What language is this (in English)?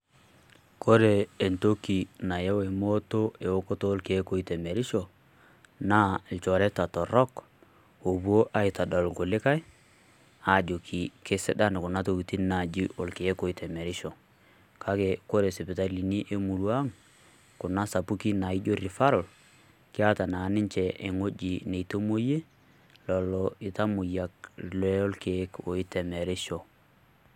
Masai